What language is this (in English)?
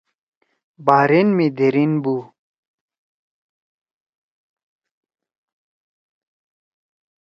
Torwali